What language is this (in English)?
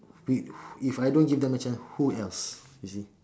English